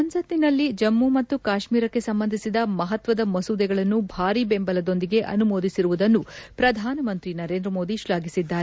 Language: Kannada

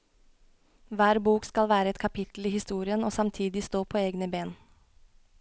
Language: Norwegian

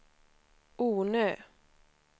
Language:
Swedish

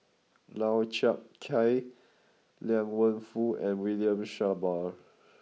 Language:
English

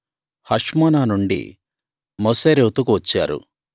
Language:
Telugu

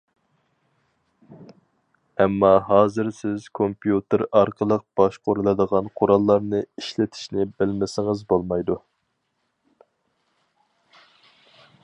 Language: Uyghur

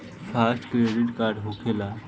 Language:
Bhojpuri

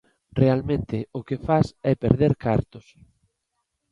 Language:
Galician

